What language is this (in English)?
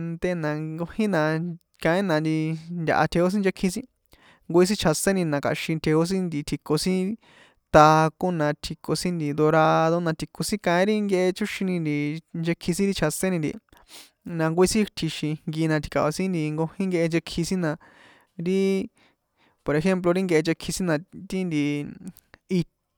San Juan Atzingo Popoloca